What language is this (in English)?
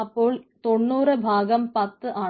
Malayalam